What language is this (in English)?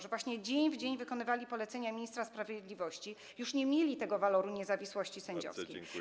Polish